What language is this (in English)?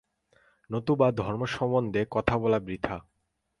Bangla